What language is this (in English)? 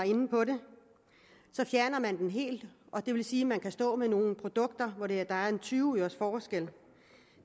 Danish